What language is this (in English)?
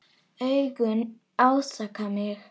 Icelandic